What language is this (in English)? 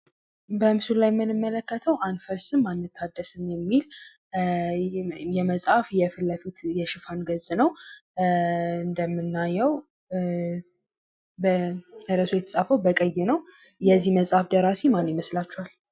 Amharic